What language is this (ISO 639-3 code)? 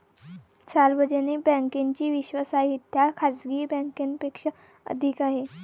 mar